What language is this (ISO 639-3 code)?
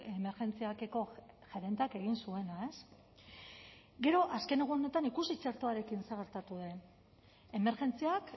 eus